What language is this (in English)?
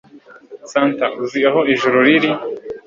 Kinyarwanda